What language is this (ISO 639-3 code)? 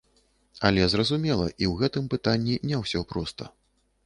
bel